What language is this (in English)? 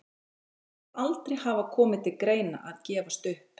Icelandic